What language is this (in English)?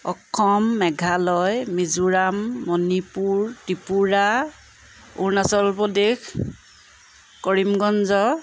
Assamese